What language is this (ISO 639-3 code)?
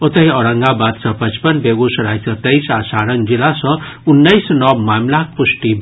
mai